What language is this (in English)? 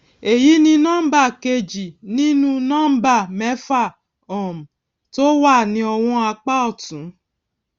Yoruba